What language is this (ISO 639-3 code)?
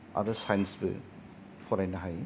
brx